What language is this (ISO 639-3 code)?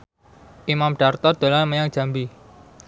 jav